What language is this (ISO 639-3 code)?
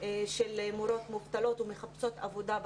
heb